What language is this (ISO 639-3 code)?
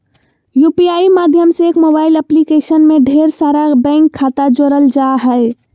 mag